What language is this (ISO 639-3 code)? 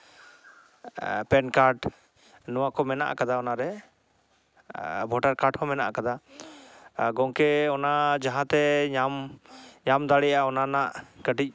sat